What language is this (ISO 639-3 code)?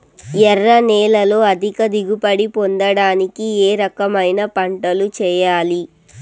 tel